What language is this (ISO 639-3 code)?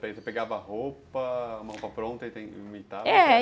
por